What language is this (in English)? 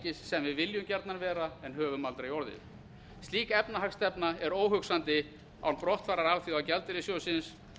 Icelandic